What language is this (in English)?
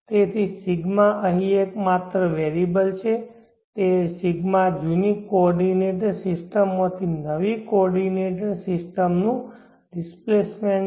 Gujarati